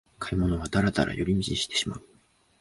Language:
Japanese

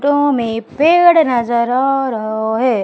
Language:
Hindi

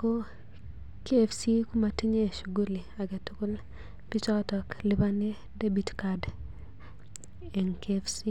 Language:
Kalenjin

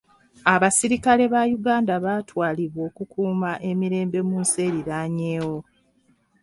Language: Ganda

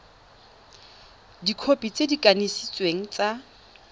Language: Tswana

